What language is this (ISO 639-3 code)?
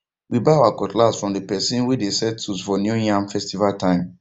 pcm